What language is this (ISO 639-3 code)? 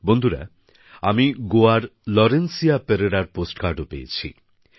ben